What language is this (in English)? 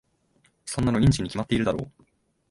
Japanese